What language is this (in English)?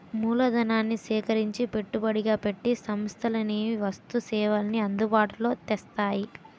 Telugu